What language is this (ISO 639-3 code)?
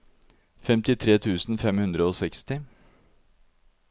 nor